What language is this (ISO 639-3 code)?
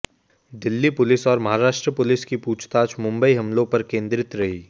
hin